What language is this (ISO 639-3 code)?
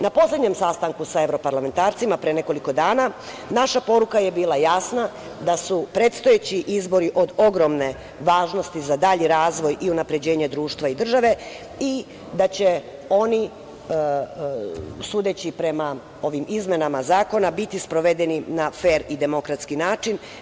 srp